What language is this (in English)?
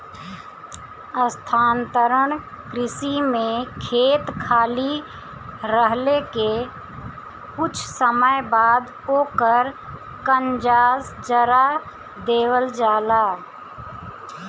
Bhojpuri